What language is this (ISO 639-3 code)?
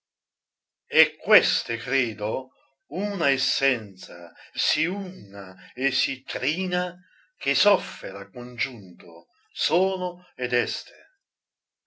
ita